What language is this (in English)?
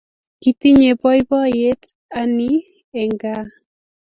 Kalenjin